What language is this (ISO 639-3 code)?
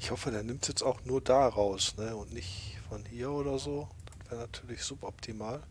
deu